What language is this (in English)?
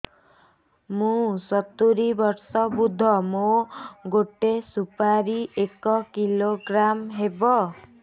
Odia